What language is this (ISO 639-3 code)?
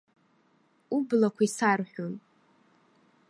abk